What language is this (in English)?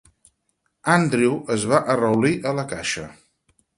Catalan